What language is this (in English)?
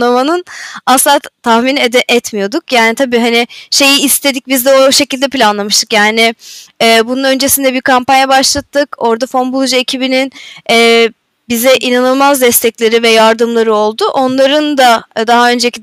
Turkish